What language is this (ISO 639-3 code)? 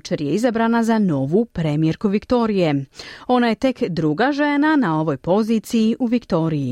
hrv